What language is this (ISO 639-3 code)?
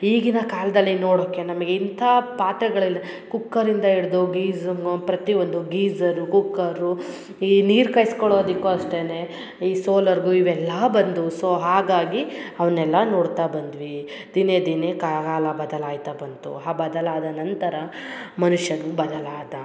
kan